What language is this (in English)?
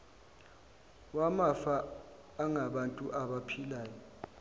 Zulu